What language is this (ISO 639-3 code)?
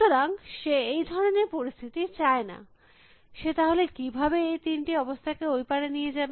ben